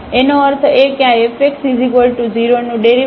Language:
Gujarati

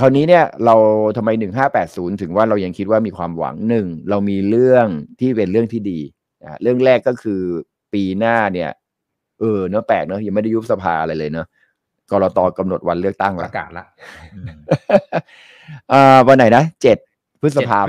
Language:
Thai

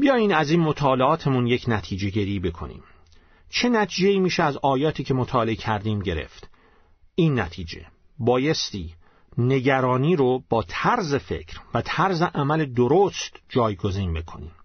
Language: Persian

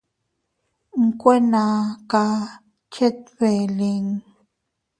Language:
Teutila Cuicatec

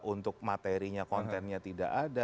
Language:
Indonesian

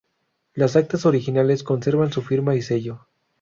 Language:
Spanish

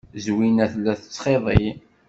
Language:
Kabyle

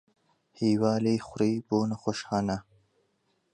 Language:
Central Kurdish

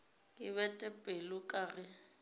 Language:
Northern Sotho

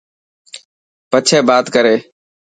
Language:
Dhatki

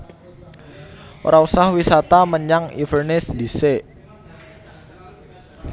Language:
Javanese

